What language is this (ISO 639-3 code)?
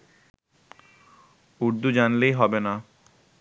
ben